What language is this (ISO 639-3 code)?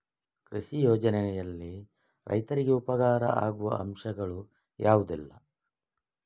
kan